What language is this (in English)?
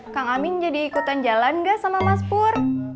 Indonesian